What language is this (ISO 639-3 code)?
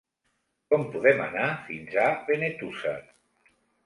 cat